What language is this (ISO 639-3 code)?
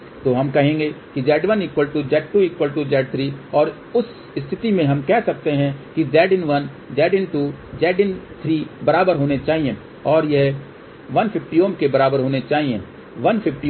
hin